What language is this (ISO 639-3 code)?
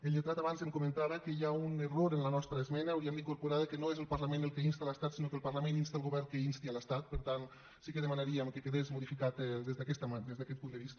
cat